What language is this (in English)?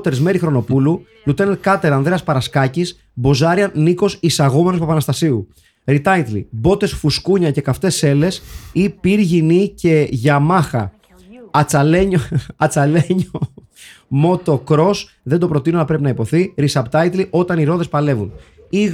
Greek